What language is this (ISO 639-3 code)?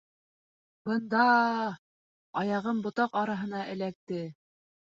bak